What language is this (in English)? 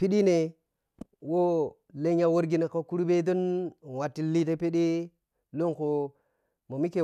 Piya-Kwonci